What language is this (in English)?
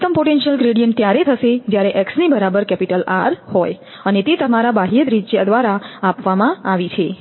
Gujarati